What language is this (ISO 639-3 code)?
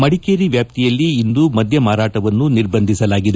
kan